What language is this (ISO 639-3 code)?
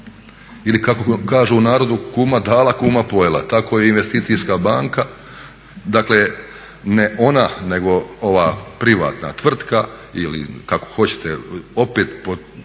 hrv